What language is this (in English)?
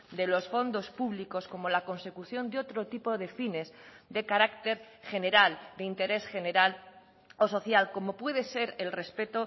Spanish